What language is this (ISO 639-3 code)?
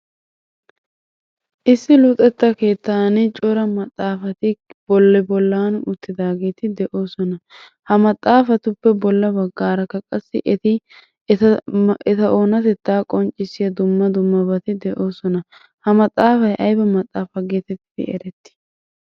wal